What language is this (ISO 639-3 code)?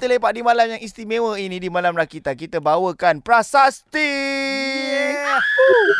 msa